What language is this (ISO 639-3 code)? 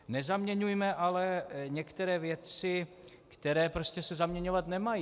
ces